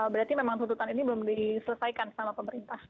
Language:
Indonesian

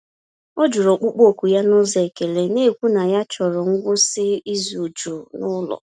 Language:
Igbo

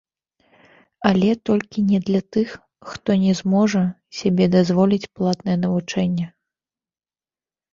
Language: Belarusian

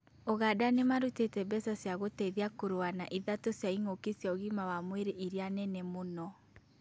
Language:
Kikuyu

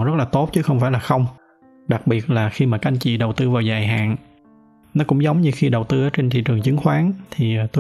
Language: Vietnamese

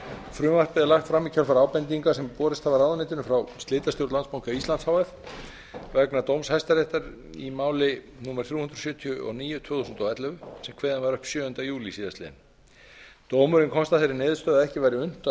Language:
Icelandic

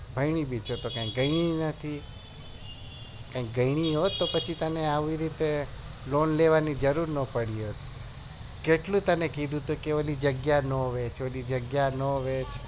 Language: Gujarati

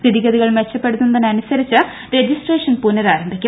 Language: Malayalam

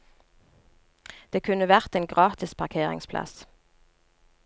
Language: Norwegian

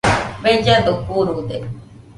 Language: Nüpode Huitoto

